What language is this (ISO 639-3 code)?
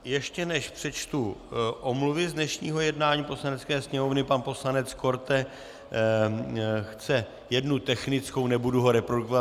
ces